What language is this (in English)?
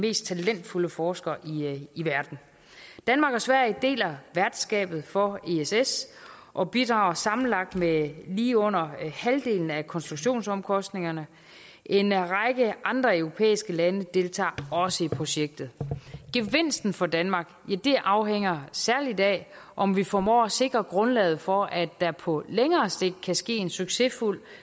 Danish